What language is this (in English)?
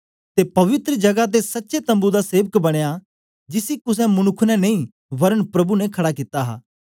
Dogri